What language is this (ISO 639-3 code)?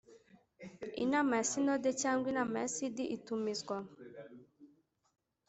kin